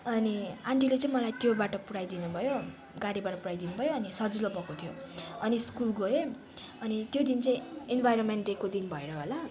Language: Nepali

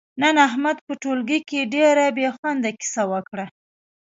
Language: Pashto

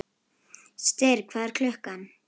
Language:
Icelandic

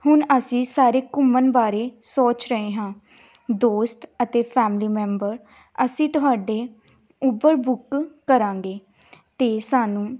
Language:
Punjabi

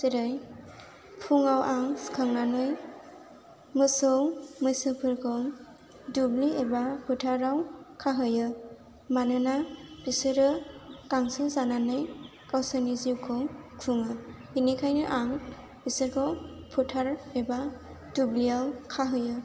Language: Bodo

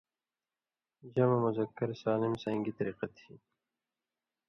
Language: Indus Kohistani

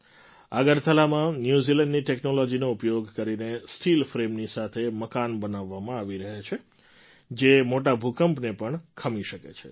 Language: Gujarati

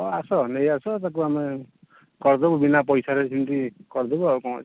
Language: Odia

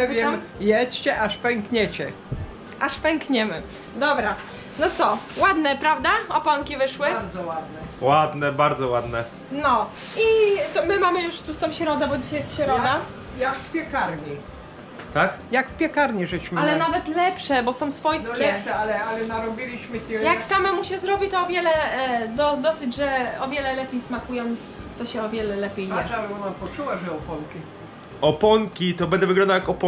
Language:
Polish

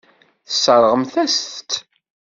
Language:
Kabyle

